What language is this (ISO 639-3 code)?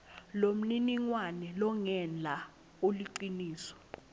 ssw